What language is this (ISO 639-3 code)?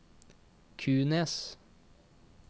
nor